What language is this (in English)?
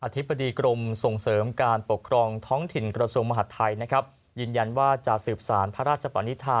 Thai